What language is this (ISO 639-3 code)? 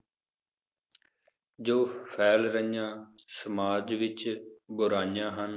pan